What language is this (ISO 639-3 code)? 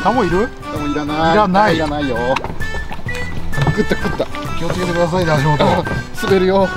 jpn